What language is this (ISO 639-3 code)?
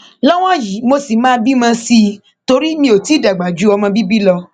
yor